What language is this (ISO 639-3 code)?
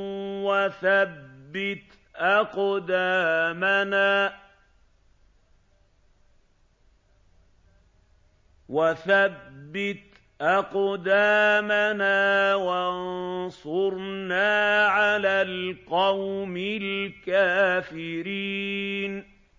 ara